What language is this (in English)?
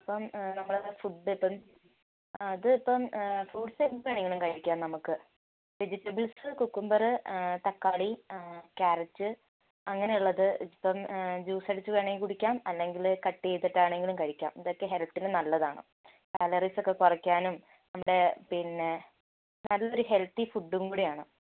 Malayalam